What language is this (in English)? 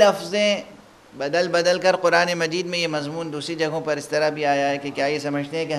Arabic